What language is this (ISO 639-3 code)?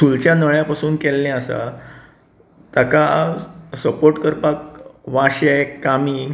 kok